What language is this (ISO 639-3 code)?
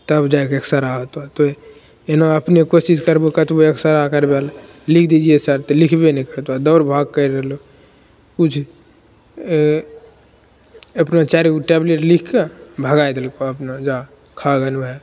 mai